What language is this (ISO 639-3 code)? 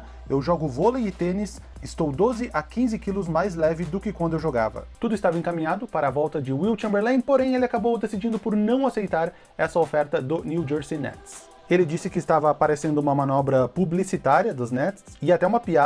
por